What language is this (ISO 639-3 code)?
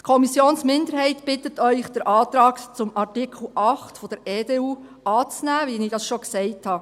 gsw